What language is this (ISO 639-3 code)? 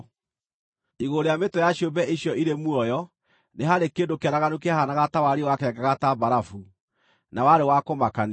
kik